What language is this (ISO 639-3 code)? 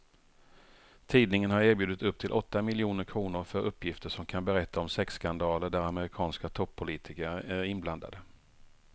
swe